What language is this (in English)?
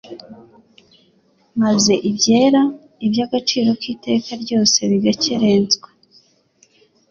Kinyarwanda